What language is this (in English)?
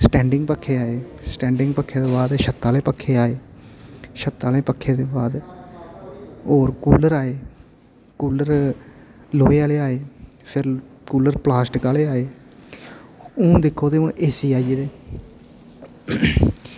Dogri